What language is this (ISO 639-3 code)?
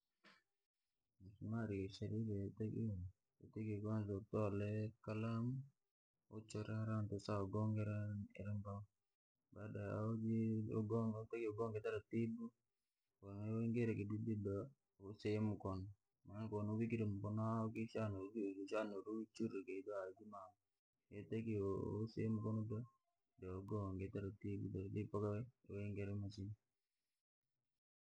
lag